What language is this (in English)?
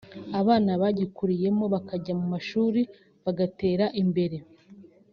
Kinyarwanda